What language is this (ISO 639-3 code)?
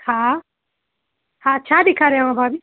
snd